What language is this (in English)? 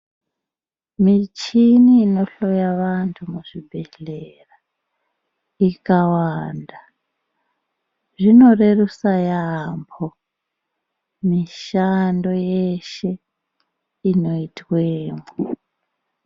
Ndau